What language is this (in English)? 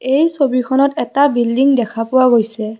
Assamese